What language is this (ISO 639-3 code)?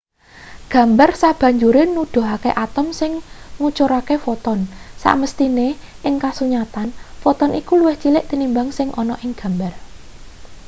jav